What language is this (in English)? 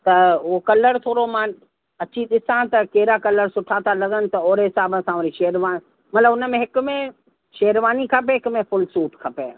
Sindhi